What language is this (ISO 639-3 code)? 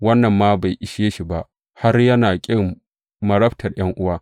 hau